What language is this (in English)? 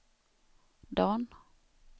Swedish